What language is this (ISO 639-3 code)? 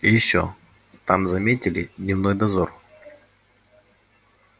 rus